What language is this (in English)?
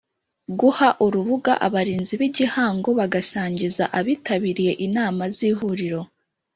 Kinyarwanda